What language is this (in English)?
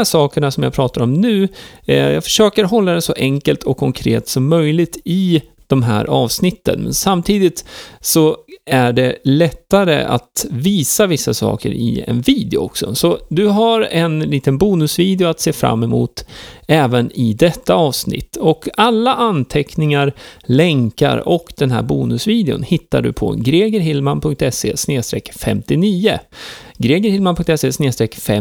Swedish